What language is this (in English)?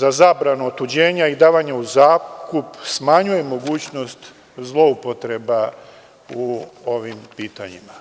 Serbian